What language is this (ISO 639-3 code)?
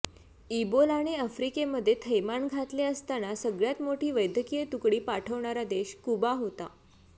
mar